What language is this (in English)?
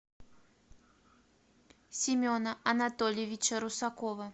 Russian